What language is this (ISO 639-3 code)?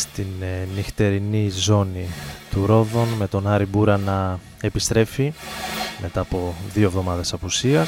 ell